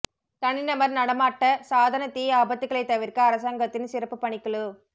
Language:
Tamil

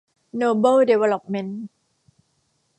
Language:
Thai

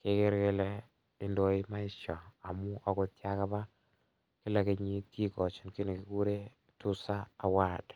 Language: Kalenjin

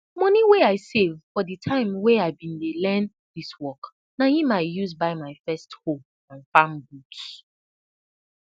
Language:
Nigerian Pidgin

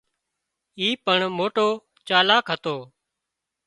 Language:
Wadiyara Koli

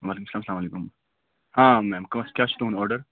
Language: Kashmiri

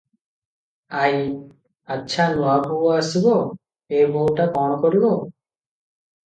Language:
Odia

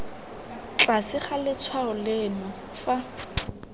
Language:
Tswana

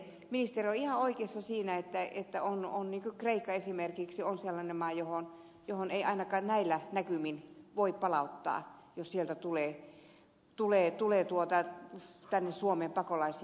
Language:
Finnish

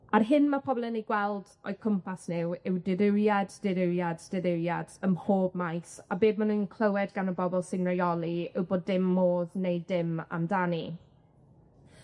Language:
Welsh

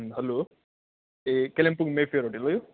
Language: Nepali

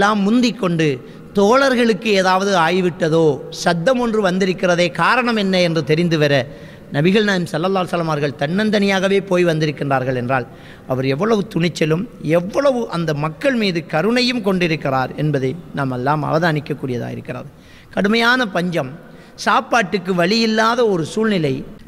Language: Arabic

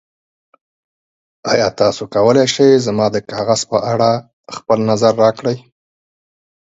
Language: Pashto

